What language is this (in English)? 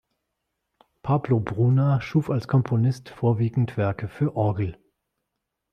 German